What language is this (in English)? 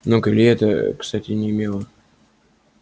Russian